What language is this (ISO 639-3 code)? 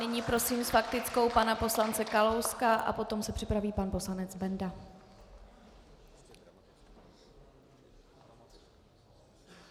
ces